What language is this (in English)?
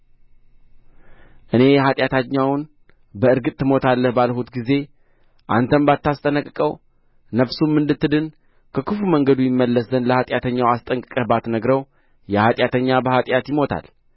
Amharic